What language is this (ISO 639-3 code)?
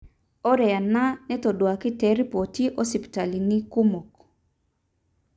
mas